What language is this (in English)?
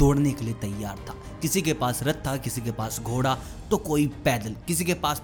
Hindi